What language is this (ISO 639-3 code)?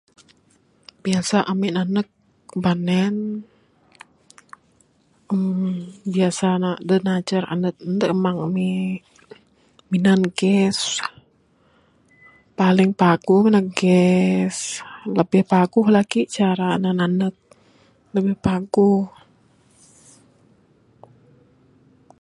sdo